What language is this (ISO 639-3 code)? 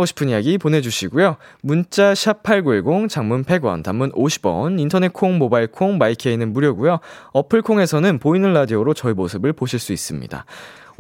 kor